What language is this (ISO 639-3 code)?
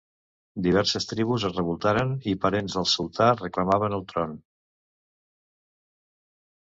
cat